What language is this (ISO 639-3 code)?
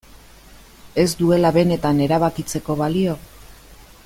eus